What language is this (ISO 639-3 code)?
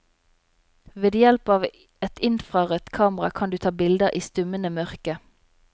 nor